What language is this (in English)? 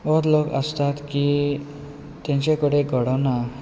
Konkani